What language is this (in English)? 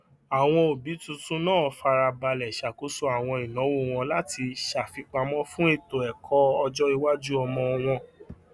Yoruba